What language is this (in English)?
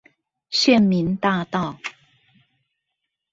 Chinese